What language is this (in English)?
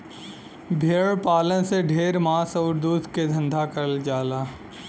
Bhojpuri